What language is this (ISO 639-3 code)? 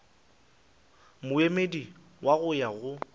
nso